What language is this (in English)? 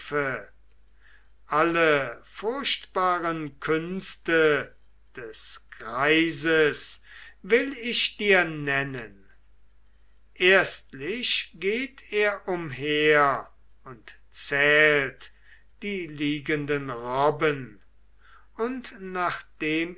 German